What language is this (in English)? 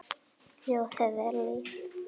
Icelandic